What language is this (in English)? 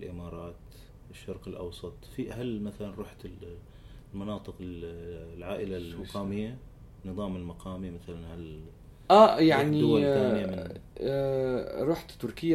Arabic